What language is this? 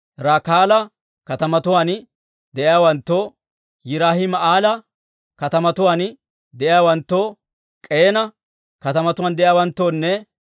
Dawro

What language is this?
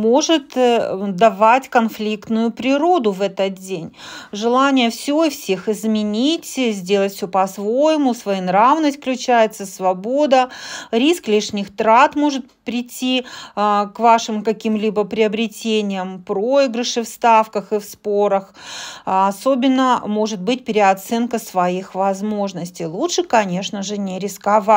Russian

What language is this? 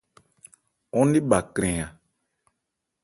Ebrié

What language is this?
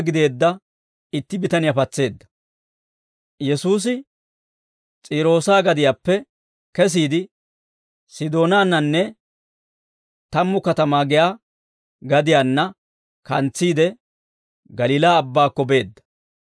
Dawro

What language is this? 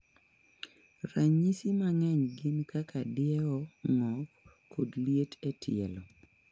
Luo (Kenya and Tanzania)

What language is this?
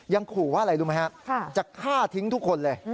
Thai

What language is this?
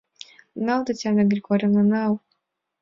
Mari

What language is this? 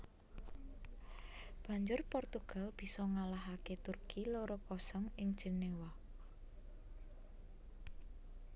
Javanese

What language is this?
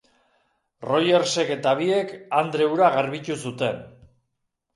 Basque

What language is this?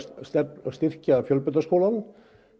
Icelandic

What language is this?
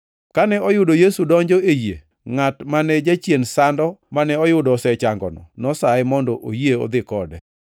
Luo (Kenya and Tanzania)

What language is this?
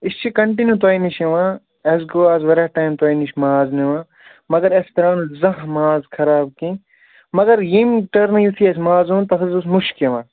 Kashmiri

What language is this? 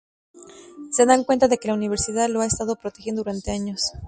Spanish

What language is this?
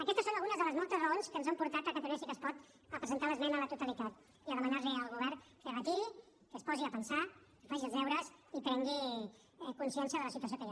Catalan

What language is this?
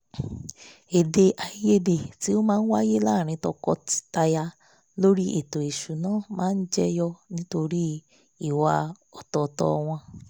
Yoruba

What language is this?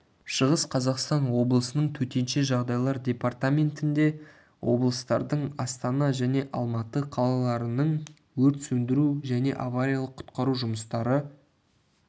Kazakh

